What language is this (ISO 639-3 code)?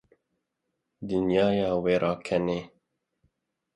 kur